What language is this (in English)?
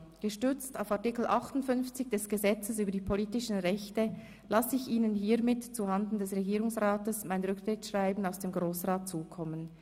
Swiss German